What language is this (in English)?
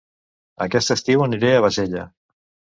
Catalan